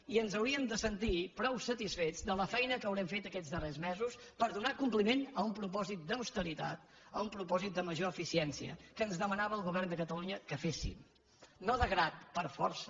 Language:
Catalan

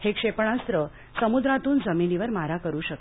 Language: Marathi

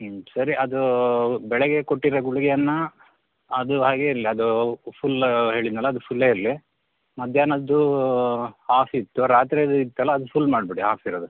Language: Kannada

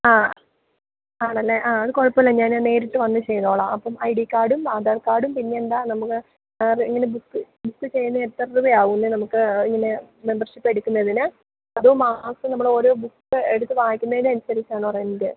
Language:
Malayalam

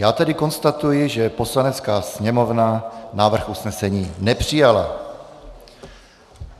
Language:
Czech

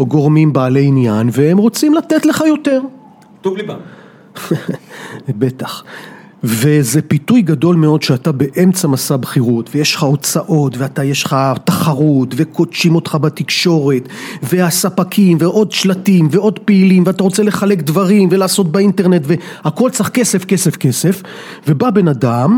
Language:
Hebrew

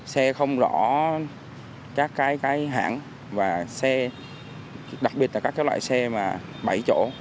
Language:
Vietnamese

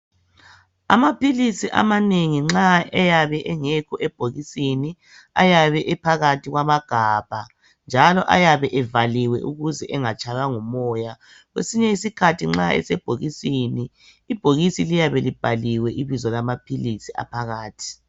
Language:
North Ndebele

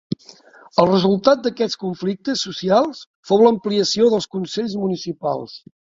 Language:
Catalan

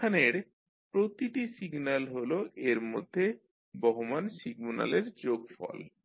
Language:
Bangla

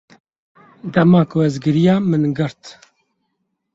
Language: Kurdish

